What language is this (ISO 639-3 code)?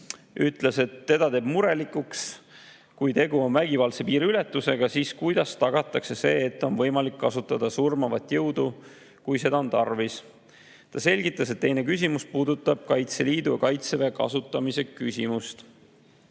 est